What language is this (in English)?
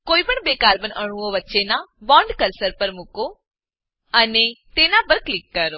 Gujarati